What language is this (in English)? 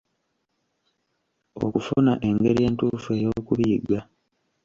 Ganda